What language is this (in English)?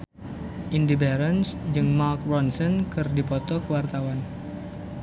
Sundanese